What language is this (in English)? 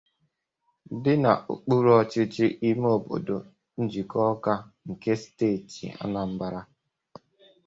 Igbo